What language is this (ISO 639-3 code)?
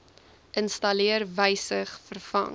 afr